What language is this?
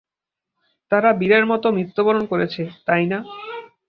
Bangla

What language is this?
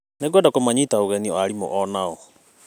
Kikuyu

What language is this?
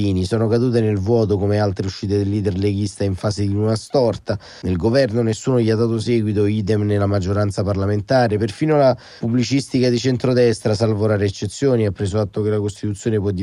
Italian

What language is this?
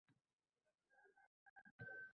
Uzbek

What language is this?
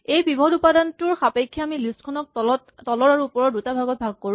Assamese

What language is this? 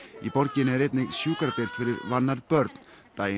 Icelandic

